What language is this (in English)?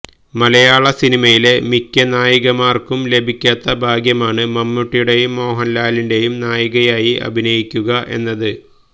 Malayalam